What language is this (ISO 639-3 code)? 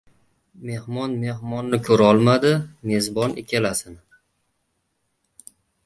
uzb